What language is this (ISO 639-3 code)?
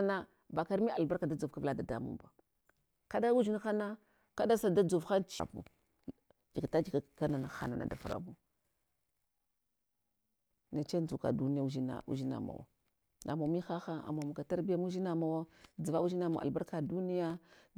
hwo